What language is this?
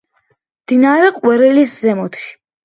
Georgian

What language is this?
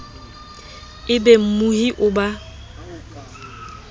Southern Sotho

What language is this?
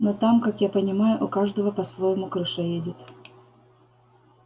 Russian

